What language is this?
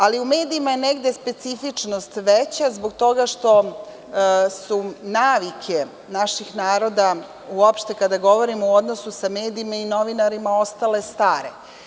Serbian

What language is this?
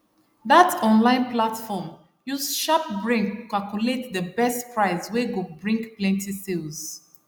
Nigerian Pidgin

